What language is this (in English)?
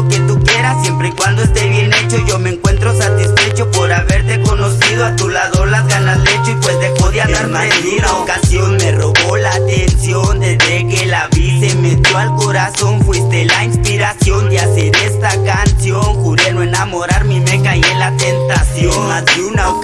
Spanish